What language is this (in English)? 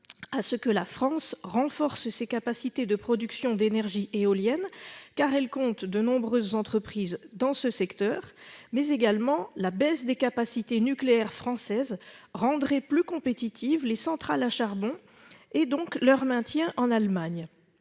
French